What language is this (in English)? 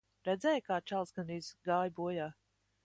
Latvian